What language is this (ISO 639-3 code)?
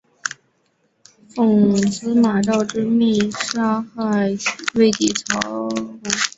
zho